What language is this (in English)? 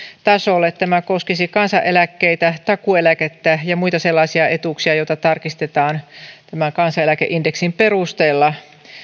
Finnish